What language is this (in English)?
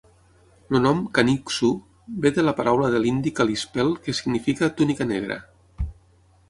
Catalan